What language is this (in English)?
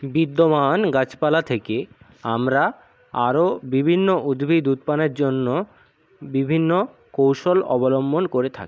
Bangla